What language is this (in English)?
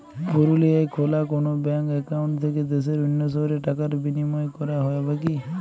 Bangla